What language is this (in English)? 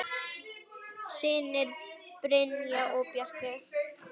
Icelandic